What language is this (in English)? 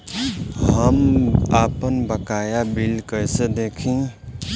Bhojpuri